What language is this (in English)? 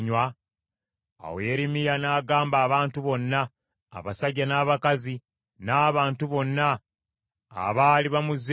Ganda